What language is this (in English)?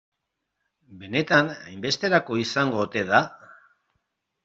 Basque